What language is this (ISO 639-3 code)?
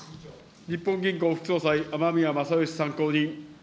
jpn